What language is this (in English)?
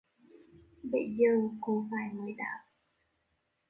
Vietnamese